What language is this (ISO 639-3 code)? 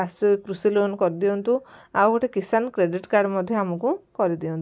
ori